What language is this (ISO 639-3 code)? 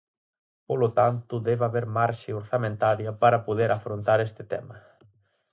glg